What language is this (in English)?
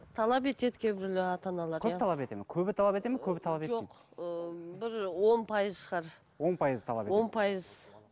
Kazakh